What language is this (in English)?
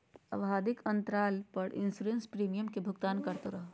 Magahi